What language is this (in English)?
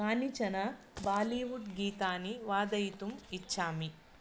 Sanskrit